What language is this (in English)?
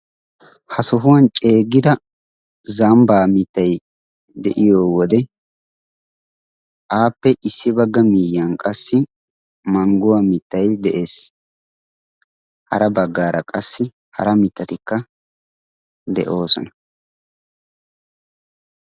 Wolaytta